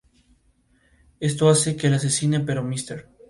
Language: Spanish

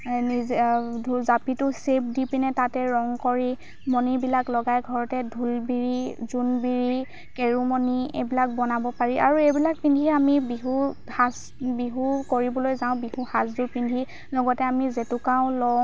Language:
Assamese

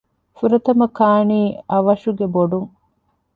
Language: Divehi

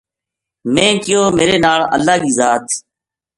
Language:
Gujari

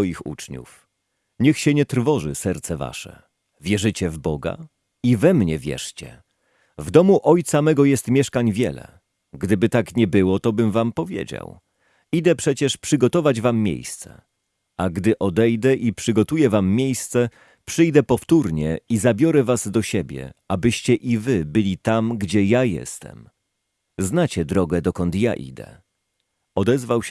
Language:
Polish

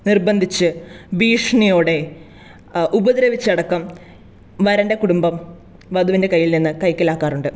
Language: Malayalam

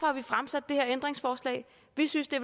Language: Danish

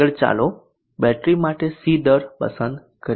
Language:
Gujarati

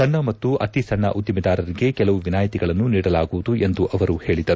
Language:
Kannada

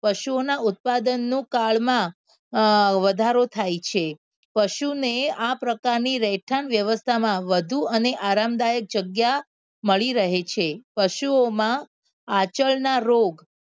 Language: Gujarati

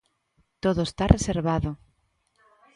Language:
Galician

